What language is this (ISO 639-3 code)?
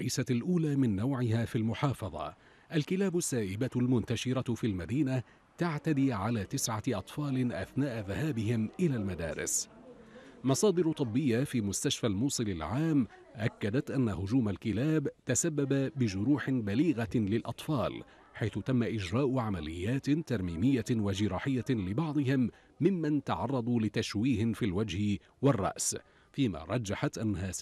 ara